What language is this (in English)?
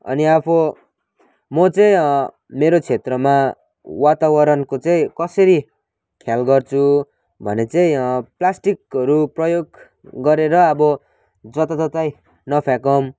Nepali